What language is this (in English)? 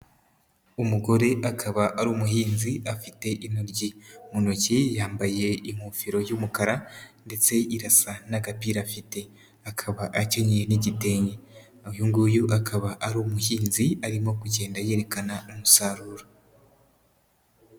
Kinyarwanda